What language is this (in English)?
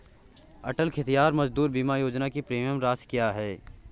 Hindi